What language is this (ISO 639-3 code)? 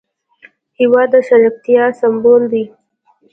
pus